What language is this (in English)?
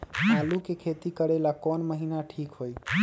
Magahi